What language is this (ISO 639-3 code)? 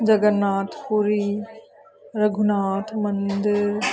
pan